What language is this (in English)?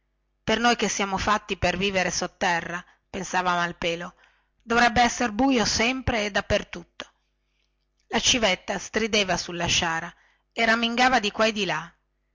Italian